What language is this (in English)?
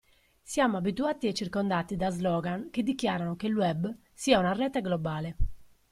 Italian